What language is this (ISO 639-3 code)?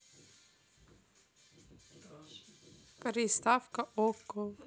rus